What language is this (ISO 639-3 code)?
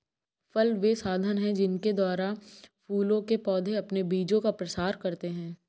hin